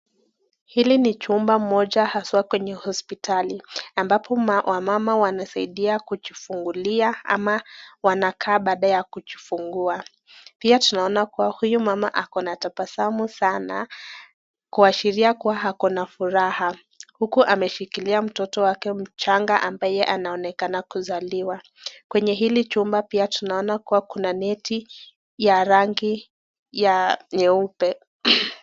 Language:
Swahili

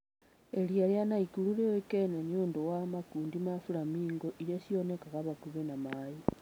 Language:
Kikuyu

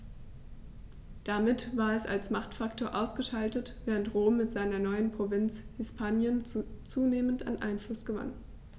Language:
German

